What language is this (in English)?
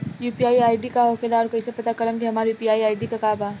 Bhojpuri